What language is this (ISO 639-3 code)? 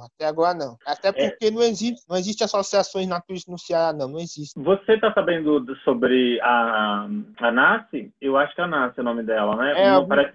por